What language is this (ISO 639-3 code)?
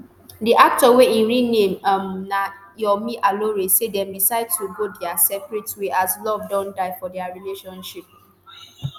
pcm